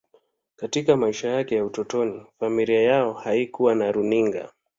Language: Swahili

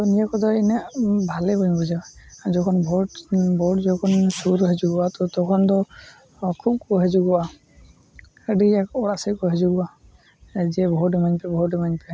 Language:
Santali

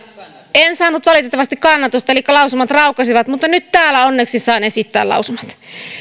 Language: Finnish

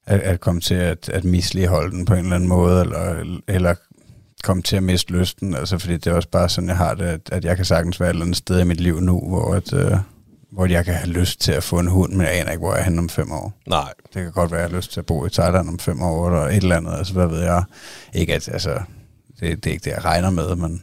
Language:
Danish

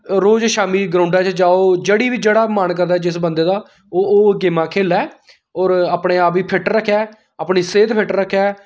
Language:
Dogri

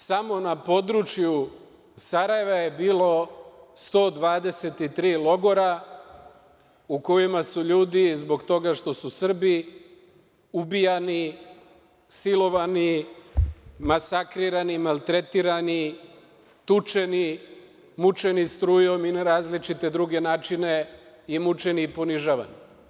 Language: Serbian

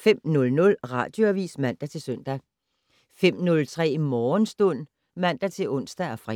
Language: Danish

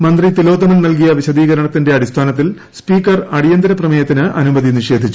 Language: Malayalam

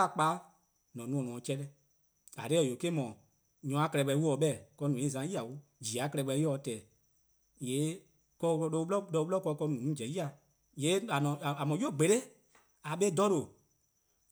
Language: Eastern Krahn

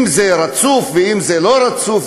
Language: Hebrew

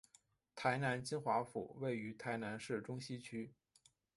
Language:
Chinese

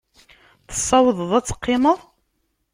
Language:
Kabyle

